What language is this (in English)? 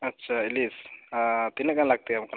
Santali